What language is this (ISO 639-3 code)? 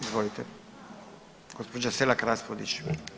hrv